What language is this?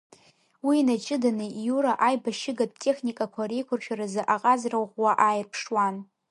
Abkhazian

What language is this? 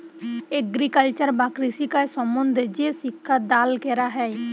Bangla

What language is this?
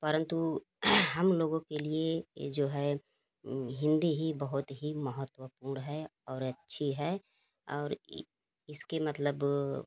Hindi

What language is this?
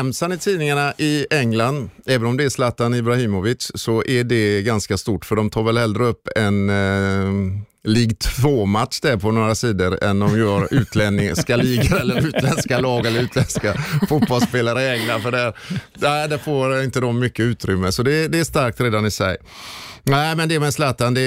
Swedish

